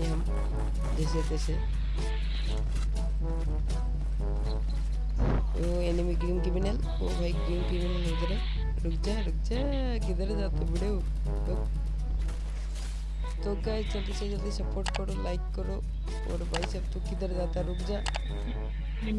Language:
Hindi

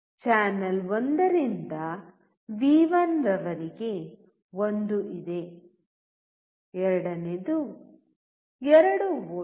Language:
Kannada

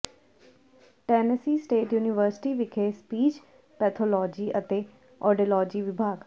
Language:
Punjabi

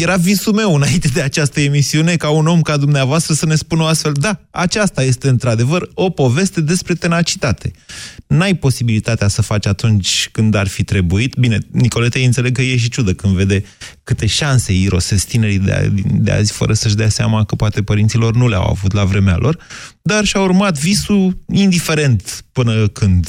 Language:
Romanian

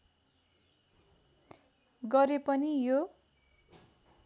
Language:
Nepali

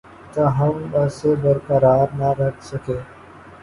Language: Urdu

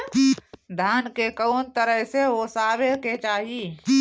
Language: Bhojpuri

